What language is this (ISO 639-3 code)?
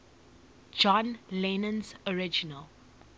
eng